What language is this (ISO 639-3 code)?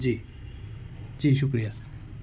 urd